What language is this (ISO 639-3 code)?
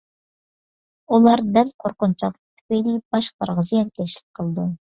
uig